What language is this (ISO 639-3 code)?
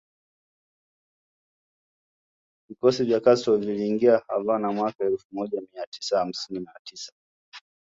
swa